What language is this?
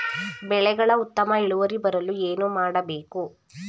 Kannada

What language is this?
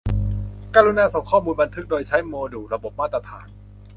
Thai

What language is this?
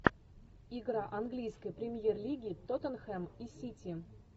Russian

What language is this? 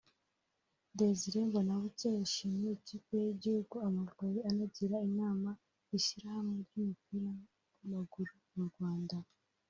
Kinyarwanda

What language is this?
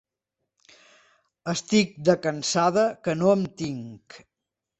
Catalan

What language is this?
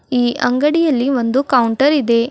Kannada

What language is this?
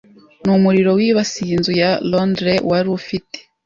Kinyarwanda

